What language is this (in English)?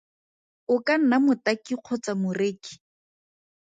Tswana